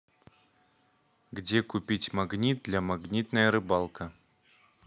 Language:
Russian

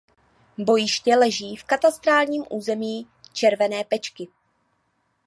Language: Czech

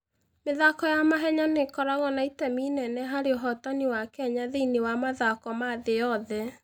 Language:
Kikuyu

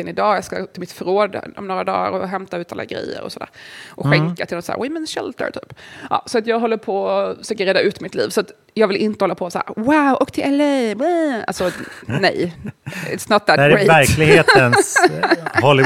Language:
Swedish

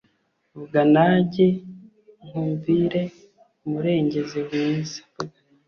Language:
Kinyarwanda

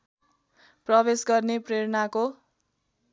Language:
Nepali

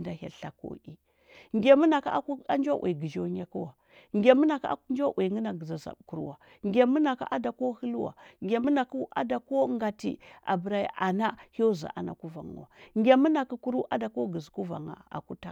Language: Huba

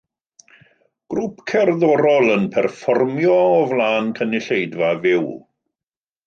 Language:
Welsh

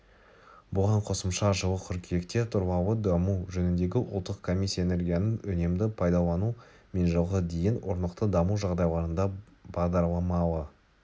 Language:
Kazakh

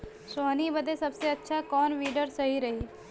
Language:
Bhojpuri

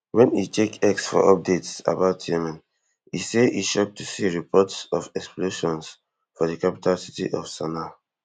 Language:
Nigerian Pidgin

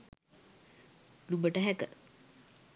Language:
Sinhala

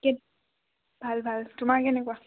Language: Assamese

